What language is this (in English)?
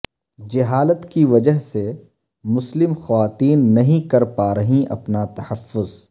Urdu